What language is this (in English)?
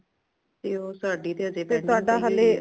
Punjabi